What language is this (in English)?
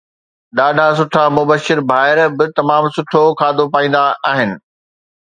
Sindhi